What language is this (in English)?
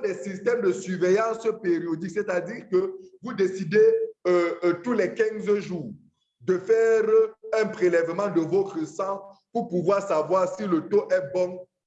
French